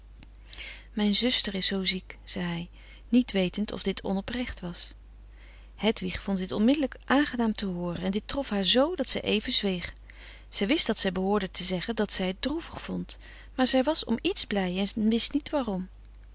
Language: Dutch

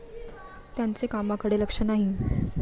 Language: Marathi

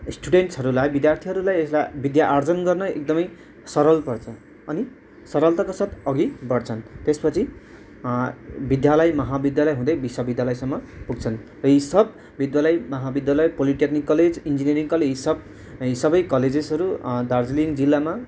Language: Nepali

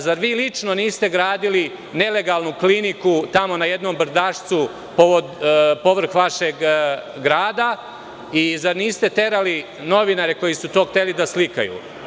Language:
Serbian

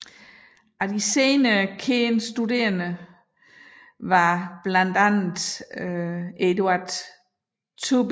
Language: Danish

